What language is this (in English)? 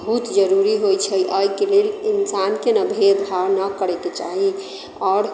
Maithili